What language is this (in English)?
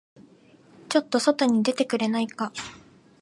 Japanese